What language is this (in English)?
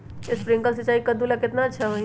Magahi